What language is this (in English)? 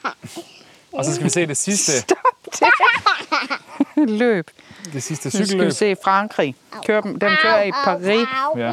Danish